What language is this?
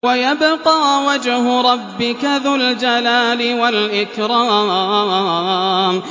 Arabic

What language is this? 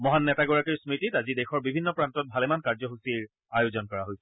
Assamese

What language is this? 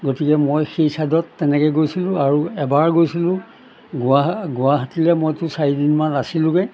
Assamese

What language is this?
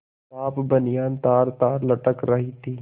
Hindi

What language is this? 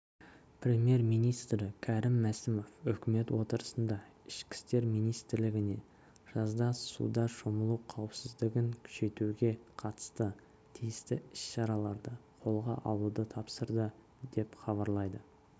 Kazakh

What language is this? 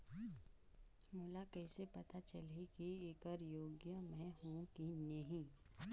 Chhattisgarhi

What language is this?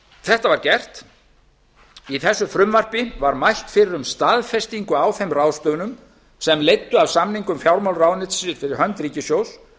Icelandic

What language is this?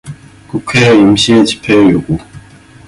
Korean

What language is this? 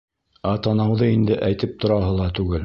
Bashkir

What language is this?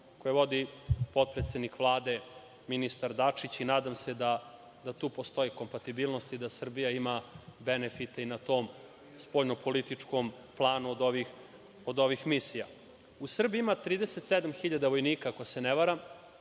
Serbian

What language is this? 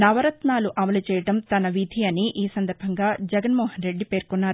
Telugu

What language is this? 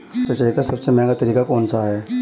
Hindi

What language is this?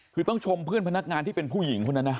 Thai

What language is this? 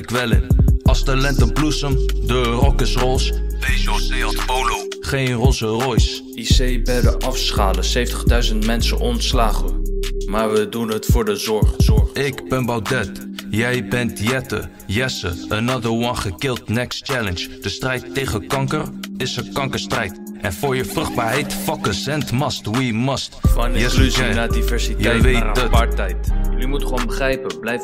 Dutch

